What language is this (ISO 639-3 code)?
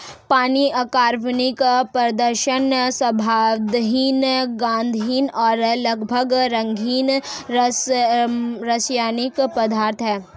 hin